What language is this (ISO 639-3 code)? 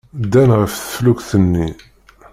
kab